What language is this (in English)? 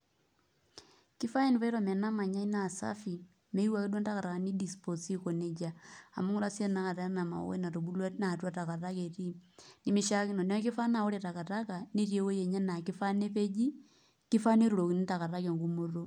Masai